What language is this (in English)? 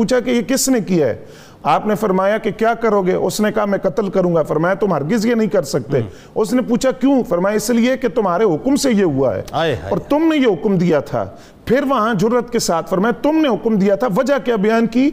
Urdu